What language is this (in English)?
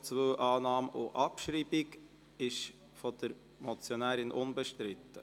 Swiss German